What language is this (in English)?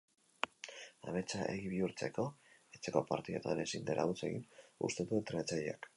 Basque